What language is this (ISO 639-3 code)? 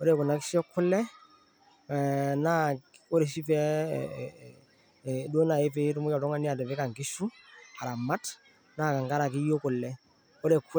mas